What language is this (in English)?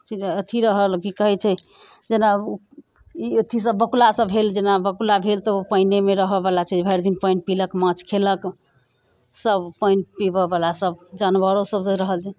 Maithili